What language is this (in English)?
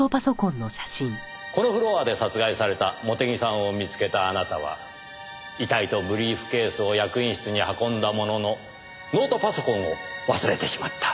Japanese